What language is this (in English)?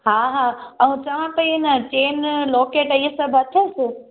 Sindhi